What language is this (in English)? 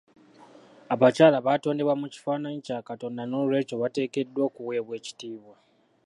Ganda